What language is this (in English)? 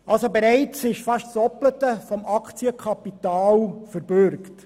Swiss German